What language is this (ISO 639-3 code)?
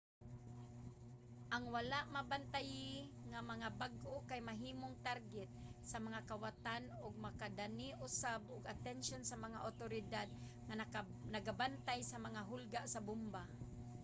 ceb